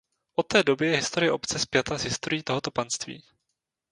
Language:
Czech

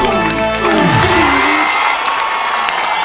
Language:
Thai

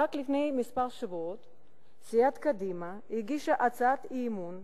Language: Hebrew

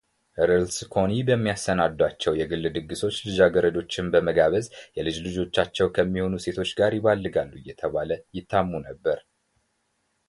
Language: Amharic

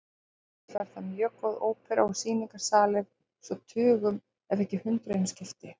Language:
Icelandic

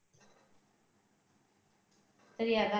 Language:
Tamil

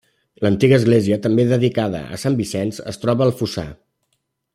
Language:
Catalan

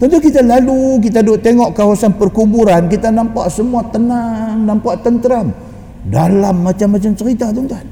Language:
Malay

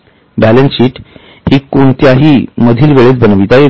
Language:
Marathi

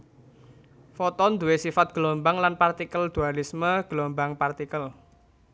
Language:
Javanese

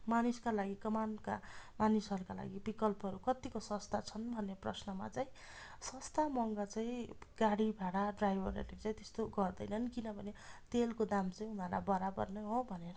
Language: Nepali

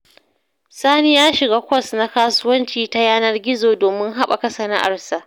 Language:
Hausa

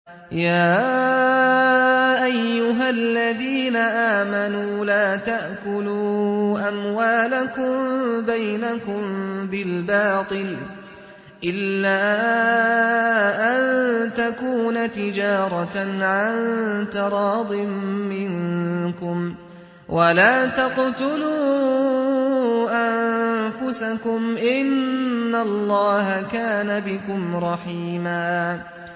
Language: Arabic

